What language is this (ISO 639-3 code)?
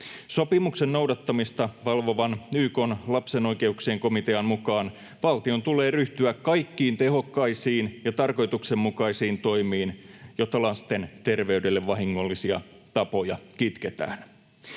fin